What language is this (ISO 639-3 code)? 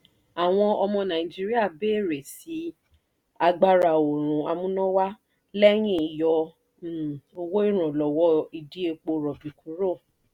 yor